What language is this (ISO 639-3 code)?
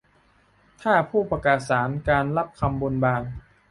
tha